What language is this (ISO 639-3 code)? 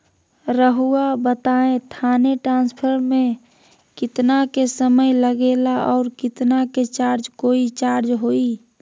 mag